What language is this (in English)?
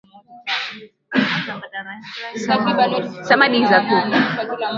Swahili